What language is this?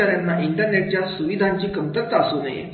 Marathi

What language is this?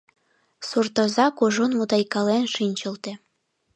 Mari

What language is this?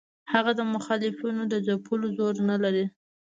Pashto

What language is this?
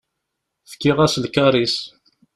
Kabyle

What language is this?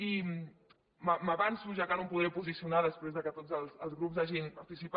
Catalan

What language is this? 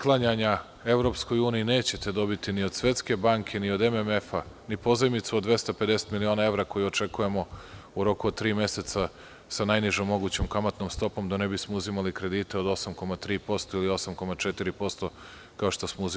Serbian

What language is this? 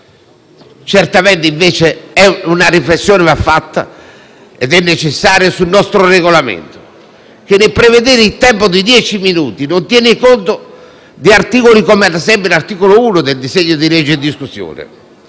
Italian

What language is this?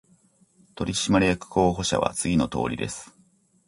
Japanese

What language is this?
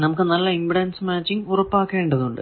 Malayalam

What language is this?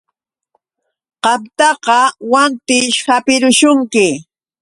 Yauyos Quechua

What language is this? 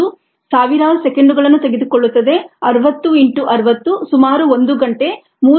Kannada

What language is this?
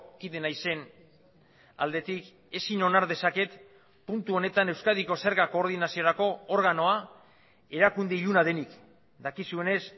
Basque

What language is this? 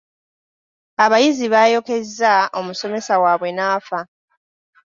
Ganda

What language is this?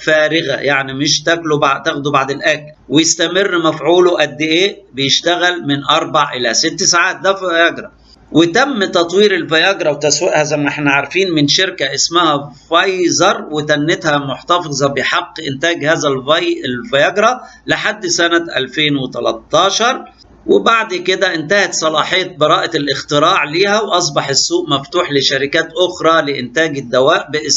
Arabic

